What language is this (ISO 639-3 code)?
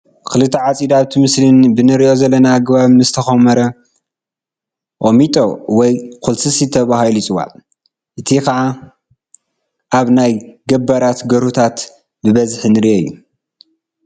tir